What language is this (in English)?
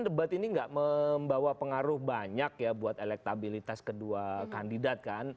Indonesian